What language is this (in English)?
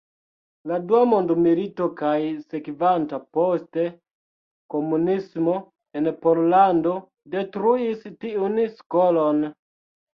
Esperanto